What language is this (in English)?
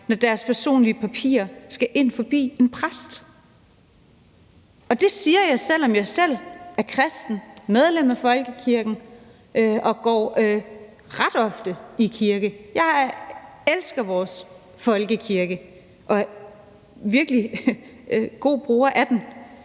Danish